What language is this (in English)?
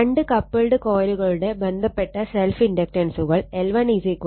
Malayalam